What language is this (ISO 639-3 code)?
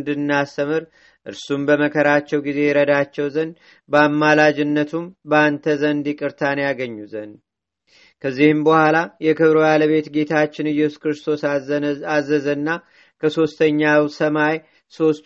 amh